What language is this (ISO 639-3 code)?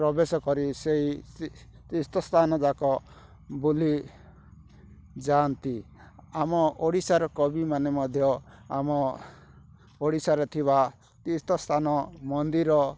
ori